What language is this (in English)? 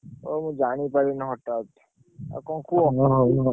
Odia